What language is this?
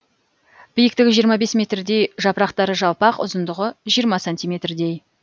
Kazakh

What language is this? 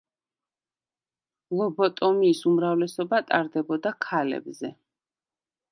Georgian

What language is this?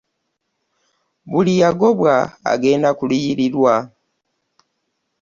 Ganda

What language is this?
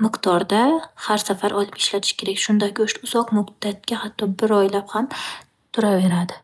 Uzbek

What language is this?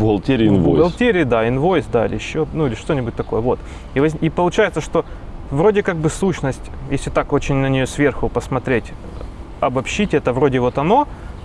Russian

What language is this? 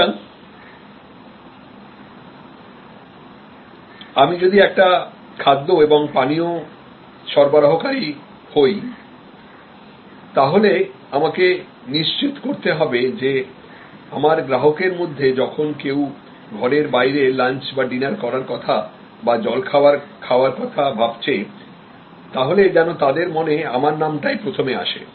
Bangla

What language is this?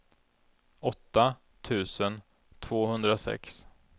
Swedish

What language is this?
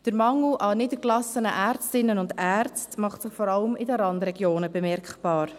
Swiss German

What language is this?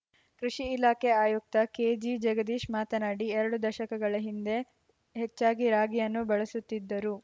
Kannada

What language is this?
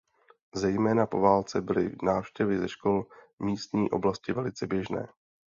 Czech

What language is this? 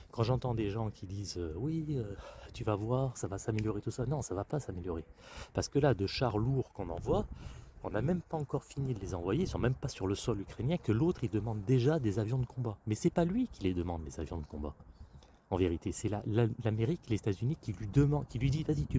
French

